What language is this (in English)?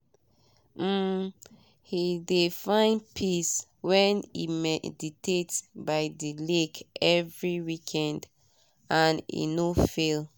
Nigerian Pidgin